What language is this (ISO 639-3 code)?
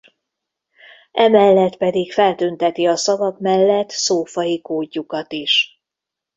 hun